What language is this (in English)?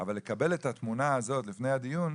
Hebrew